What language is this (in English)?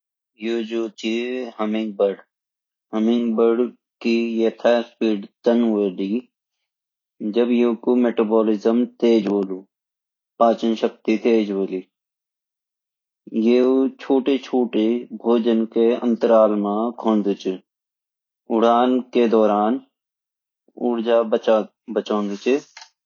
Garhwali